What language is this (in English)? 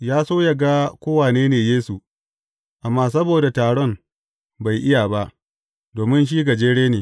Hausa